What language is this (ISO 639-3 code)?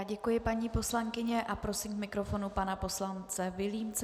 ces